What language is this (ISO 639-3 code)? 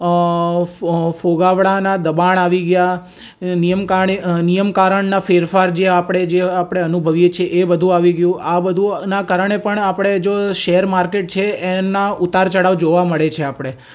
guj